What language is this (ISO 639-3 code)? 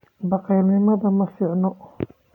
som